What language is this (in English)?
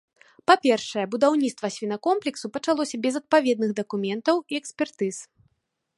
Belarusian